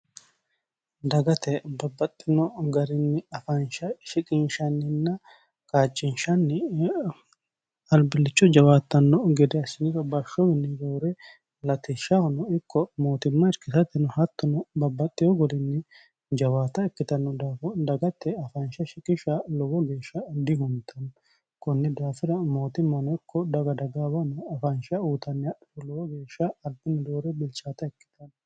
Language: Sidamo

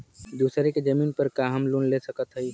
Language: Bhojpuri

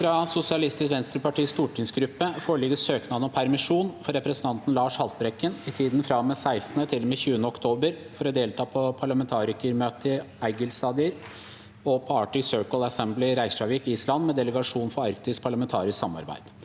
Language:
Norwegian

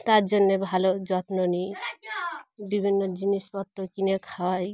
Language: Bangla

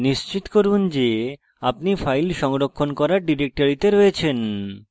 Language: Bangla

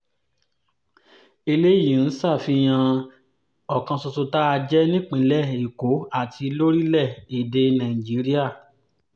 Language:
Yoruba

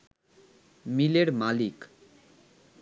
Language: Bangla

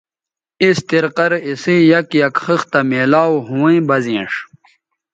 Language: Bateri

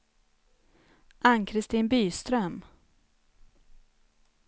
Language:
Swedish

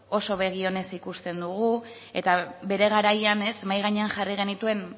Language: Basque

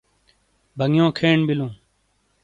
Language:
Shina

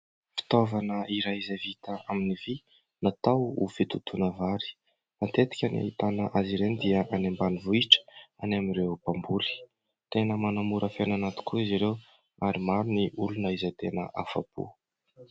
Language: Malagasy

